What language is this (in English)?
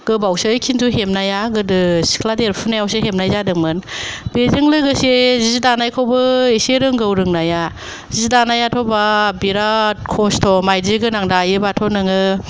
Bodo